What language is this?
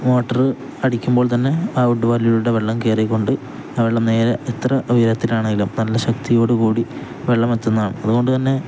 Malayalam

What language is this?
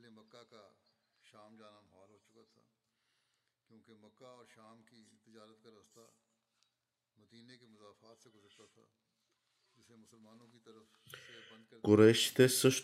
Bulgarian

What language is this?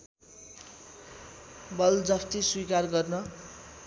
Nepali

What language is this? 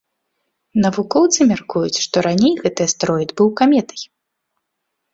Belarusian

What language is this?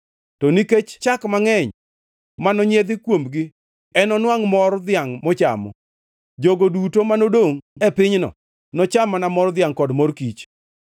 Luo (Kenya and Tanzania)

